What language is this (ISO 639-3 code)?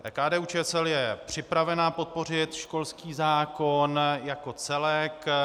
ces